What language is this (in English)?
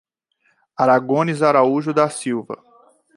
Portuguese